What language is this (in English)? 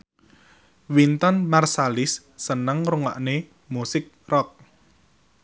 Javanese